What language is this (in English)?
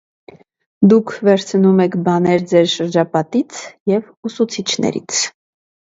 Armenian